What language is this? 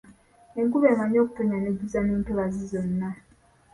Ganda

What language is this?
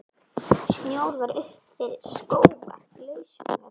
Icelandic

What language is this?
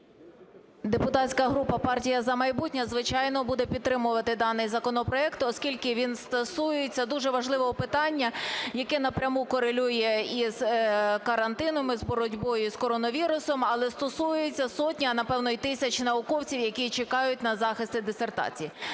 Ukrainian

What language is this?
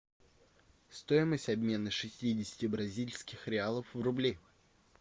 Russian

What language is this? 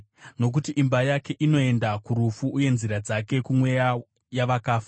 Shona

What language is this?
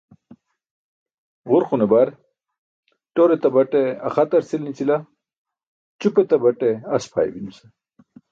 Burushaski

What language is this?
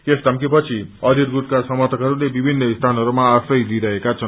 Nepali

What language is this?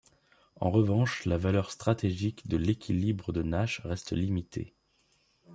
French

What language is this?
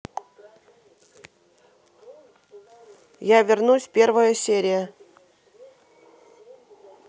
Russian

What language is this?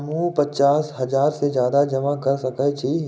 Maithili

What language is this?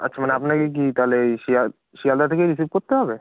Bangla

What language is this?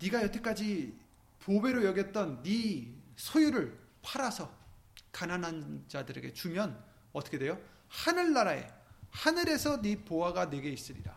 Korean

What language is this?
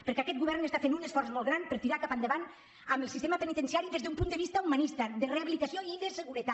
Catalan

